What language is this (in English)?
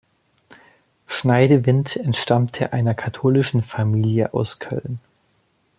German